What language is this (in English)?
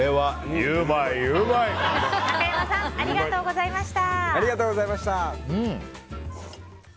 Japanese